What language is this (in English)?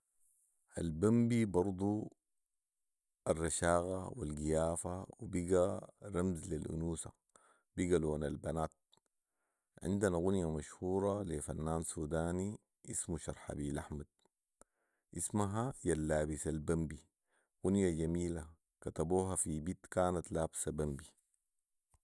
Sudanese Arabic